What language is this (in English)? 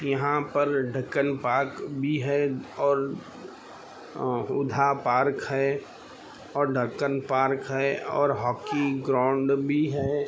Urdu